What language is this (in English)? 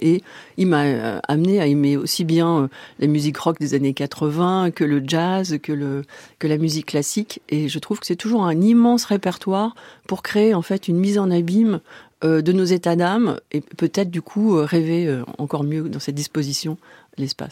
French